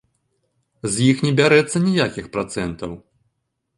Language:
Belarusian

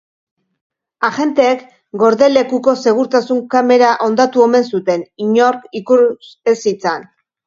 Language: Basque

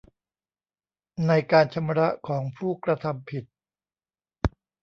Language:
Thai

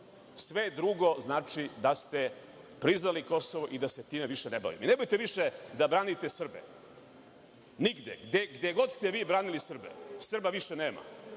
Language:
Serbian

